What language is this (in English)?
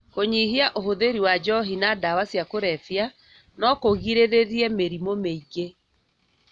Kikuyu